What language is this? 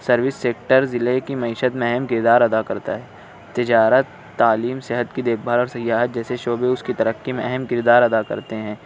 Urdu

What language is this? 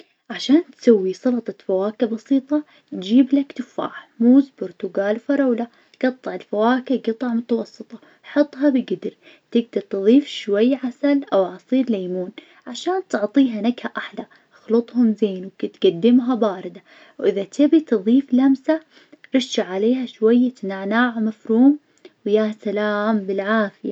Najdi Arabic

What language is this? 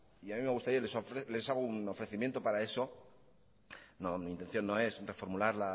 Spanish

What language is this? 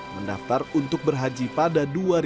Indonesian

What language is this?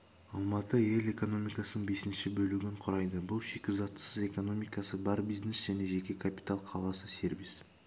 Kazakh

